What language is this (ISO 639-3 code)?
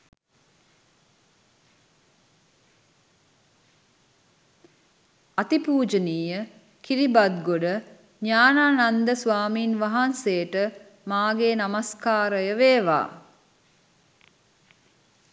sin